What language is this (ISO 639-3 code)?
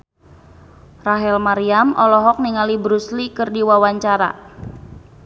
sun